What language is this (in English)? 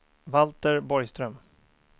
Swedish